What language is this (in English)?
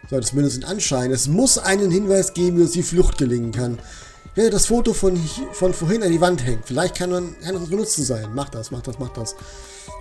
German